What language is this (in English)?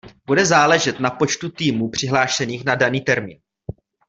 Czech